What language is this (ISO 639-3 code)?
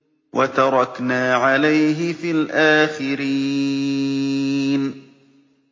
ara